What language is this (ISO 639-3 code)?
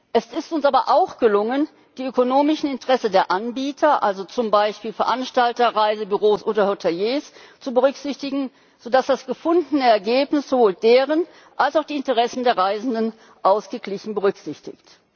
deu